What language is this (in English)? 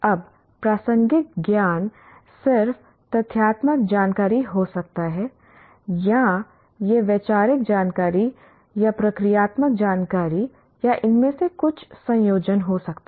Hindi